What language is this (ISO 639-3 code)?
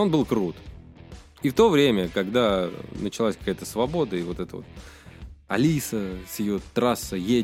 rus